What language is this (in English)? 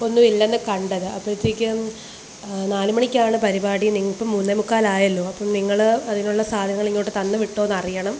Malayalam